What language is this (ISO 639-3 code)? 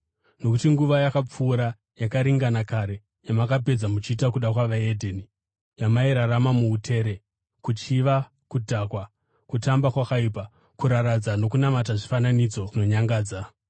sna